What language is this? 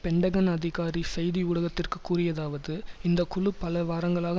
Tamil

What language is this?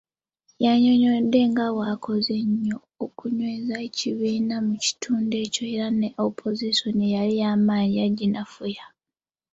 Ganda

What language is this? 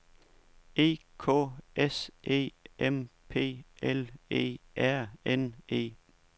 Danish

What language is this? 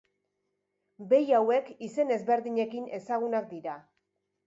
Basque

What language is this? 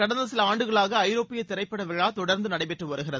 Tamil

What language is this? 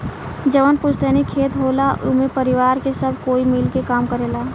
Bhojpuri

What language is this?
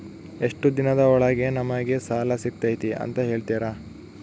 Kannada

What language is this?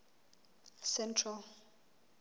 Southern Sotho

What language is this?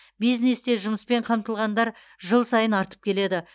Kazakh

